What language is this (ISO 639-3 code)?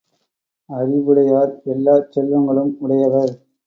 tam